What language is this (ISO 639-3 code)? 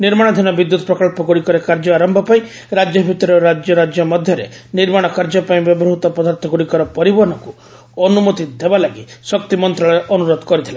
ori